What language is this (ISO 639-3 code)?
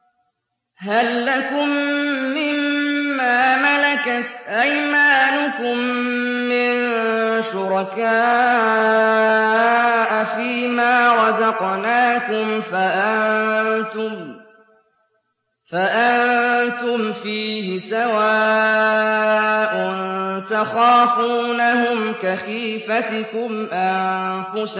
ara